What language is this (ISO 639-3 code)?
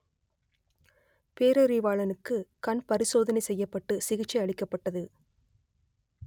tam